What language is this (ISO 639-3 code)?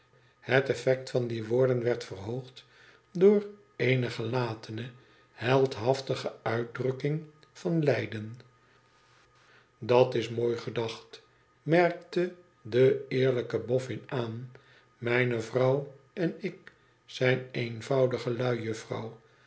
nld